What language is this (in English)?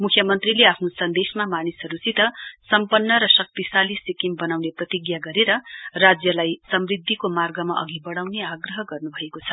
Nepali